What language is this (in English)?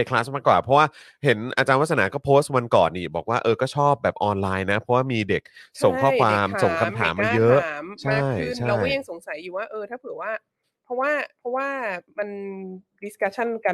Thai